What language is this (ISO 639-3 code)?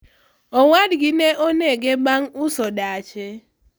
luo